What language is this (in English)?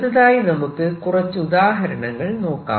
Malayalam